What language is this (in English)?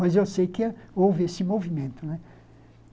Portuguese